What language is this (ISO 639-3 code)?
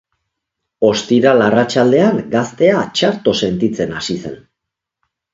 eus